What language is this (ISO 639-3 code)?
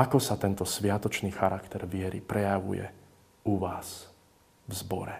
slk